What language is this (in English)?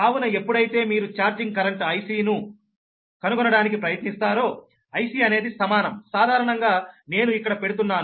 Telugu